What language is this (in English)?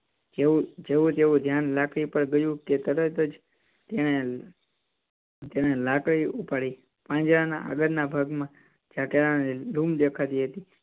Gujarati